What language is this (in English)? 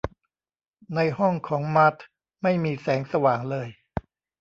Thai